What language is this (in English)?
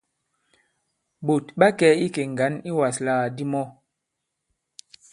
Bankon